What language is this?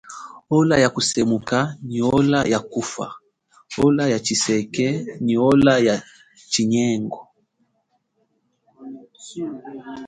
Chokwe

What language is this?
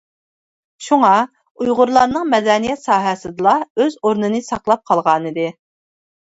Uyghur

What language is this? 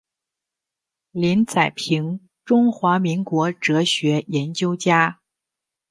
Chinese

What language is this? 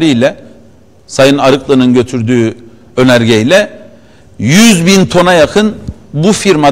Turkish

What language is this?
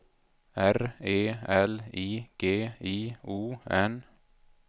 Swedish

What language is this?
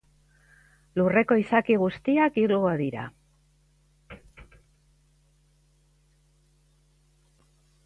Basque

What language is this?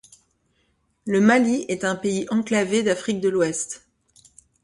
French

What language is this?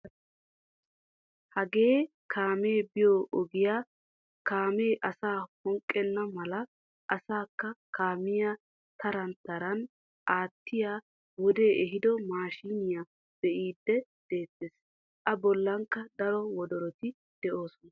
Wolaytta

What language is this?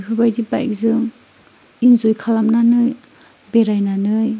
Bodo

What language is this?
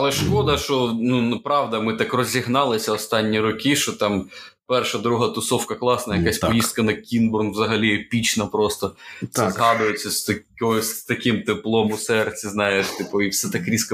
Ukrainian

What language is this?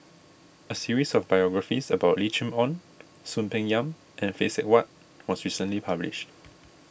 English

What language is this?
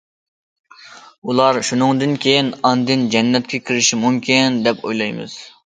Uyghur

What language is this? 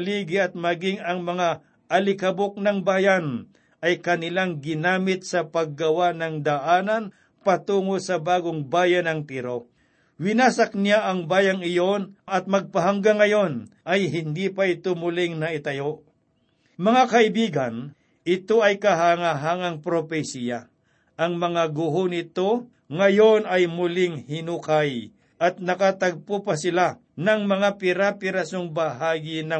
Filipino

